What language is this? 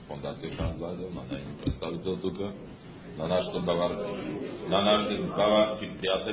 Bulgarian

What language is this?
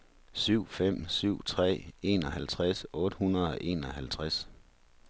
Danish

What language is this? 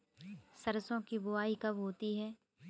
Hindi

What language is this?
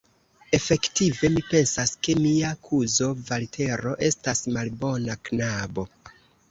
Esperanto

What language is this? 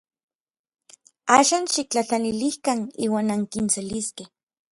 Orizaba Nahuatl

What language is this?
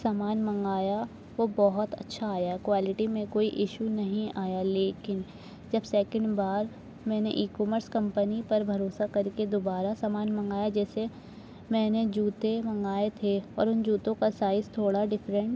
Urdu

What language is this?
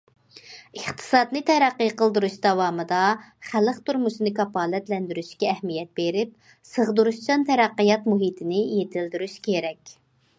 Uyghur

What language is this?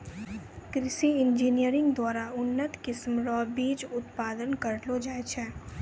Maithili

